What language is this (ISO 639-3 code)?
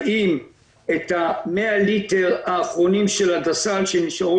heb